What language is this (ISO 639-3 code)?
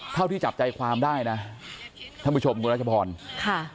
tha